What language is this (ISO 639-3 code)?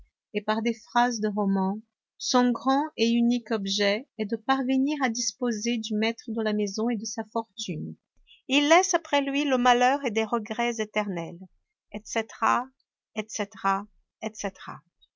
fra